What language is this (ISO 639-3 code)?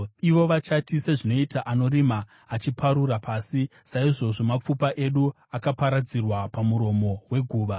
sna